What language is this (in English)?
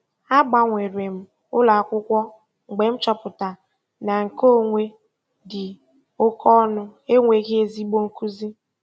Igbo